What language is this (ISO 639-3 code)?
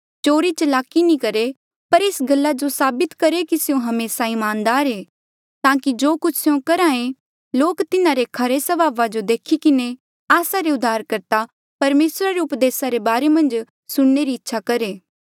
mjl